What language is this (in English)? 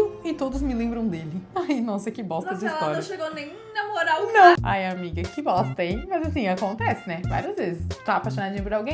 Portuguese